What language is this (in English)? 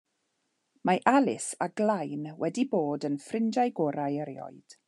Welsh